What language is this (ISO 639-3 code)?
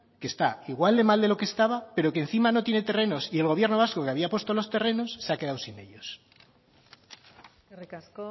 spa